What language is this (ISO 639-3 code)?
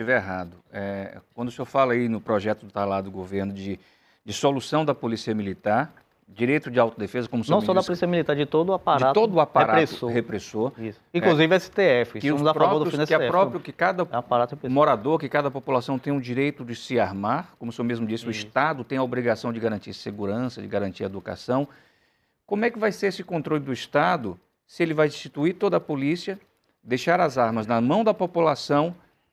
por